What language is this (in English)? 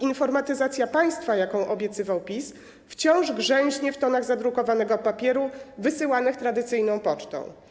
Polish